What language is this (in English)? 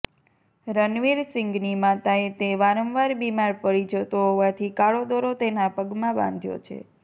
Gujarati